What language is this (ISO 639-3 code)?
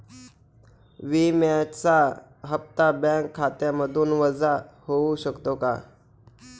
mar